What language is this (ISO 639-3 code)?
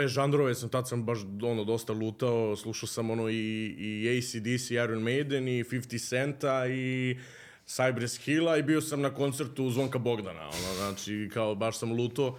hrv